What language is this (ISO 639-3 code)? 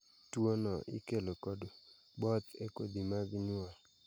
luo